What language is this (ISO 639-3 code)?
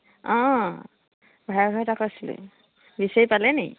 asm